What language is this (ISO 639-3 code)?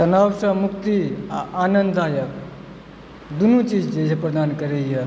mai